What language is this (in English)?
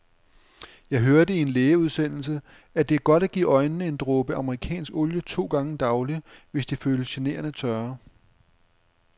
Danish